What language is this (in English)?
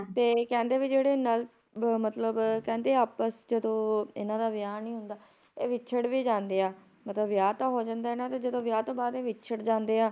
Punjabi